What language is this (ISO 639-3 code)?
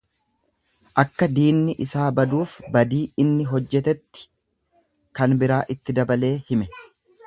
orm